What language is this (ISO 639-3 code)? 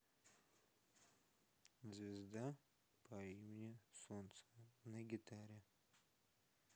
rus